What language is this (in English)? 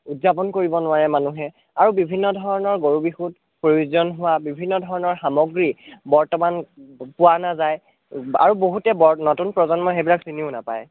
Assamese